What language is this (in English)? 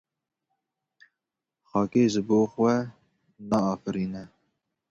Kurdish